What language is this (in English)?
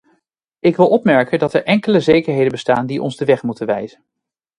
Dutch